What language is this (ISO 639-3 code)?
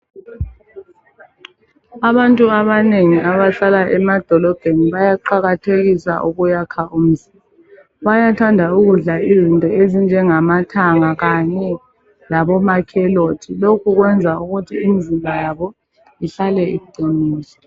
nde